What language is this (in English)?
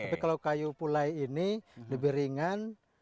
Indonesian